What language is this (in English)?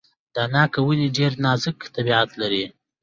Pashto